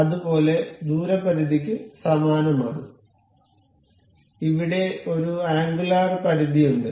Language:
Malayalam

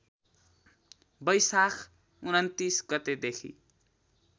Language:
Nepali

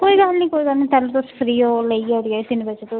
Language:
Dogri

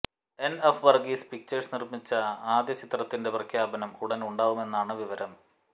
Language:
Malayalam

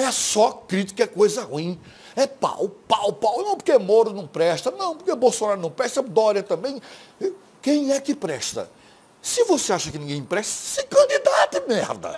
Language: Portuguese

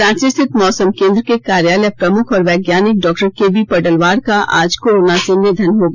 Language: Hindi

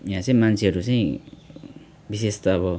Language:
Nepali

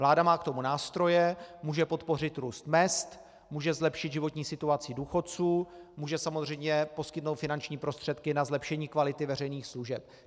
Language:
Czech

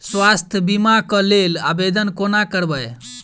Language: Maithili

